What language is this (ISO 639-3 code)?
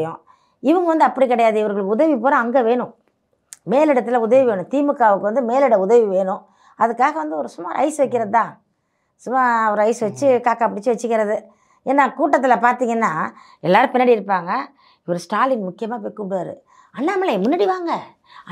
tam